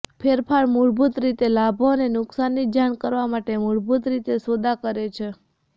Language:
Gujarati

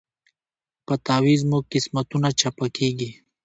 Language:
Pashto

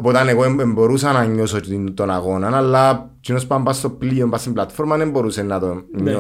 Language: Greek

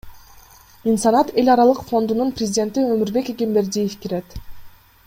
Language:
Kyrgyz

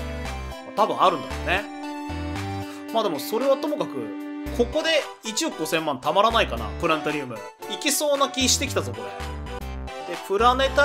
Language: Japanese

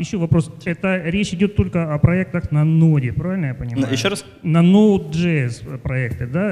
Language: Russian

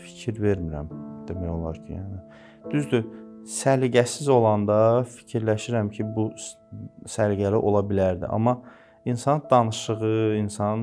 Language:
Turkish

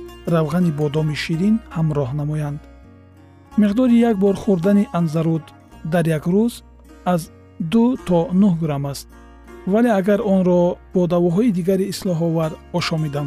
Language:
Persian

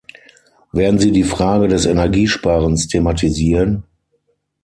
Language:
German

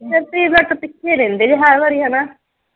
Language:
Punjabi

